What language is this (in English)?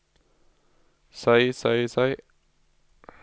Norwegian